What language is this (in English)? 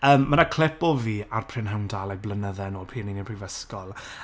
Welsh